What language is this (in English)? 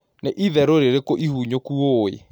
Kikuyu